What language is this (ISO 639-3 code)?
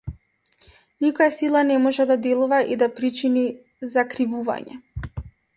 mkd